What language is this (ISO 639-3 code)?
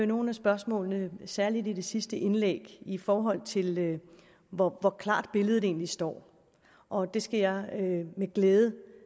dan